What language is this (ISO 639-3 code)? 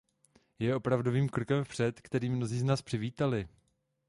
ces